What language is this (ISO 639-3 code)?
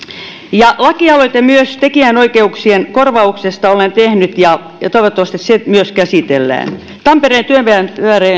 fin